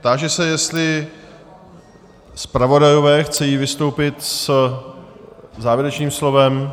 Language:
Czech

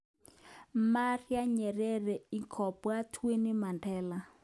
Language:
Kalenjin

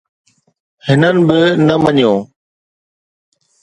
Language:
Sindhi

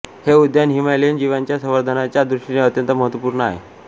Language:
Marathi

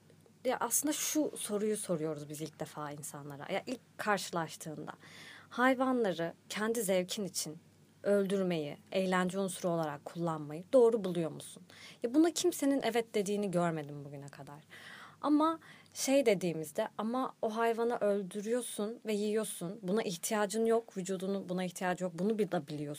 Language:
Turkish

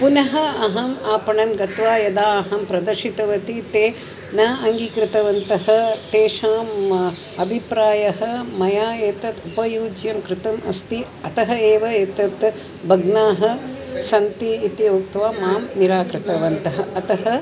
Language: Sanskrit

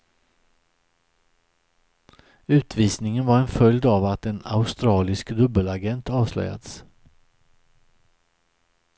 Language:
Swedish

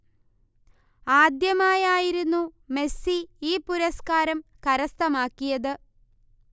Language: Malayalam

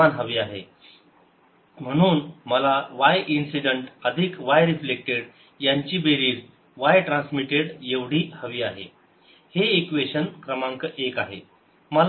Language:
Marathi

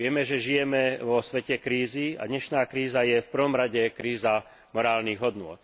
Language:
Slovak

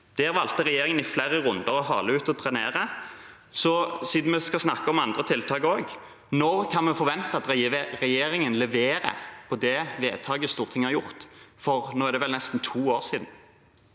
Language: Norwegian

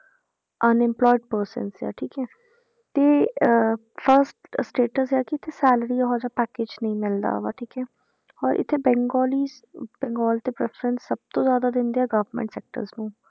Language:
Punjabi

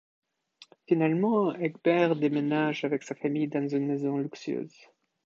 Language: French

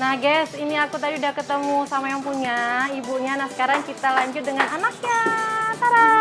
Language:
Indonesian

